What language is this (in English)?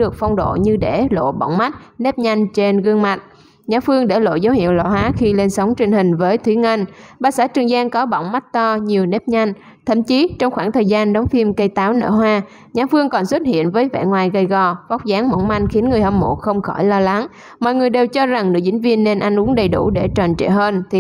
Vietnamese